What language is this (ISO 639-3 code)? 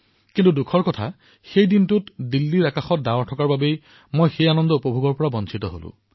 asm